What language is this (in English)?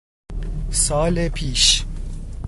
Persian